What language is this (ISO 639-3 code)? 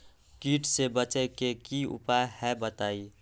mag